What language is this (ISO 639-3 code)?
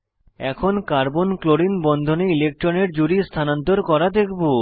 ben